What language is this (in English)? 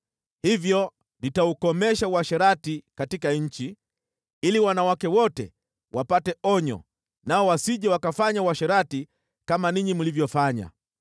Swahili